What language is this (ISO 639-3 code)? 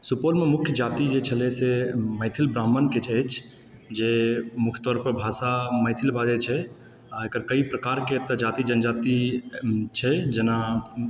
mai